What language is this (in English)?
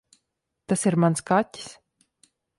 Latvian